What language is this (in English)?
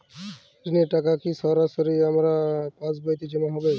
Bangla